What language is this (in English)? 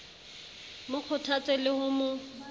Southern Sotho